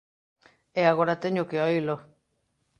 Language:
Galician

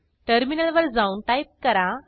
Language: Marathi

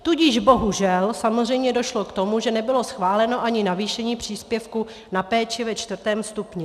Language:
Czech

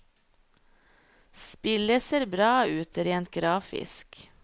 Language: Norwegian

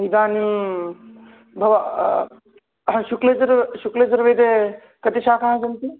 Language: Sanskrit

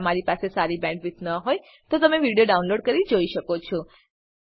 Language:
Gujarati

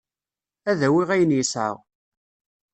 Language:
Kabyle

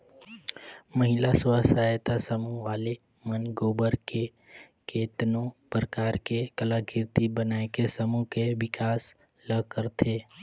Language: Chhattisgarhi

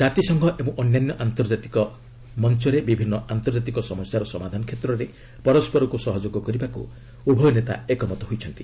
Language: Odia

